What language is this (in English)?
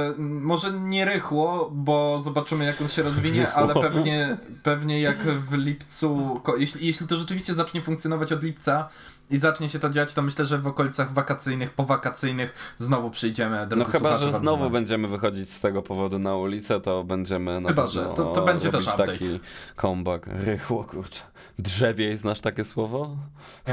Polish